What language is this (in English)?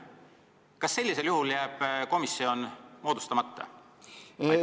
Estonian